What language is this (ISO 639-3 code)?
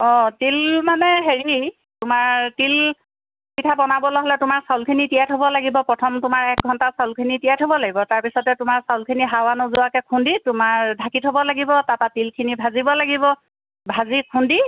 asm